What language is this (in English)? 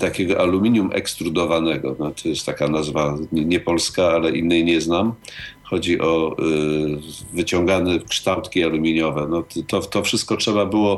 Polish